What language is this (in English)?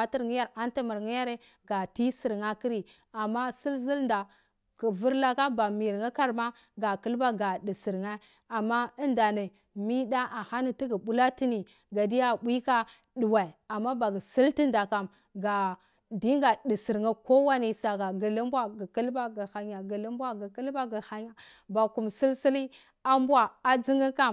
Cibak